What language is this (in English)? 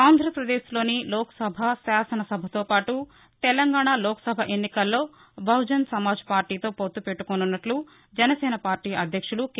Telugu